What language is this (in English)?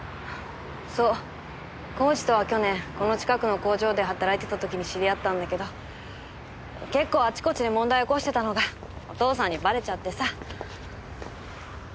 Japanese